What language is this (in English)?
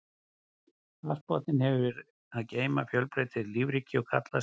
Icelandic